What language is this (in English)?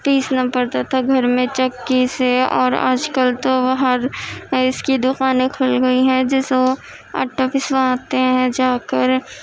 Urdu